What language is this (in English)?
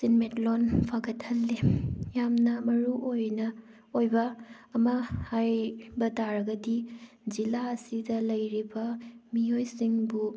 Manipuri